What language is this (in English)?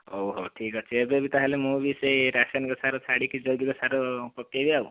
Odia